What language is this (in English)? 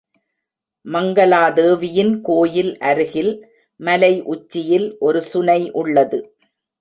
Tamil